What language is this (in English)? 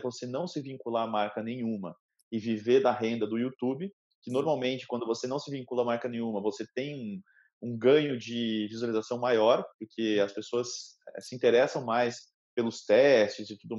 Portuguese